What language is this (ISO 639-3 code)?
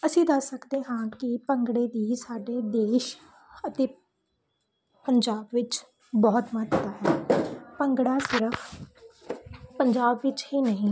pan